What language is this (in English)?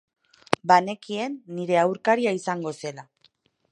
Basque